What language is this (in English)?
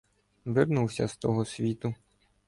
Ukrainian